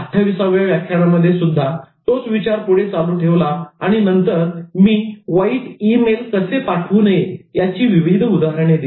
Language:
Marathi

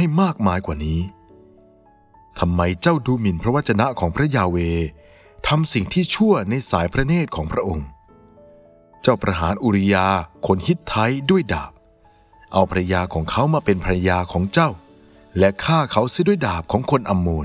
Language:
Thai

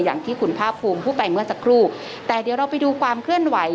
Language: Thai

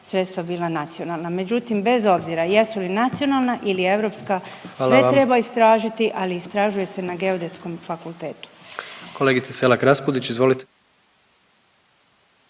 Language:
Croatian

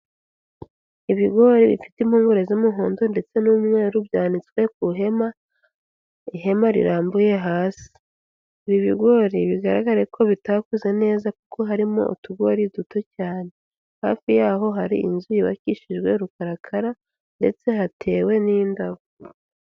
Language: Kinyarwanda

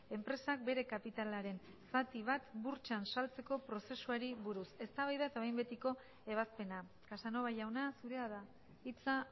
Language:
Basque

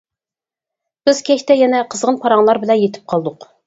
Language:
Uyghur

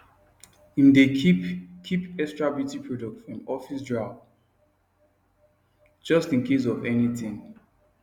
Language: Nigerian Pidgin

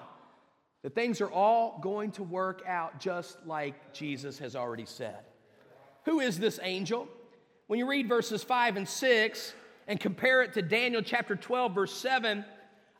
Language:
English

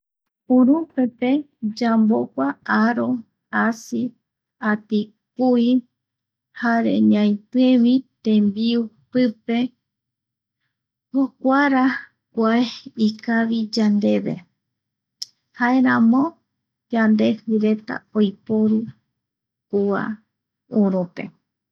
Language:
Eastern Bolivian Guaraní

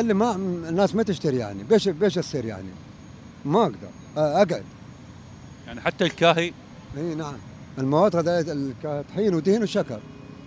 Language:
Arabic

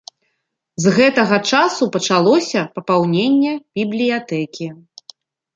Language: Belarusian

